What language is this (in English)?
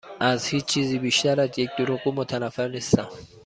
Persian